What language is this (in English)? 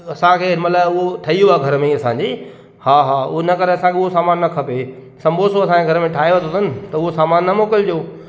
Sindhi